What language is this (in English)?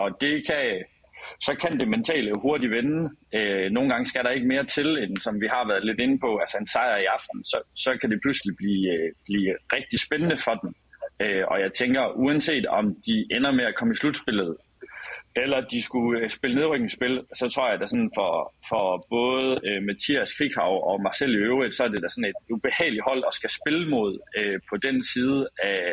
Danish